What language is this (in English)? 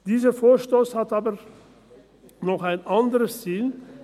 Swiss German